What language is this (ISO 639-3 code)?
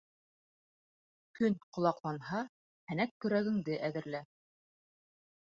bak